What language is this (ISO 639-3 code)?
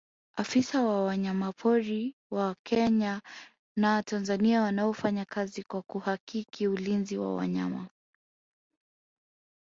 swa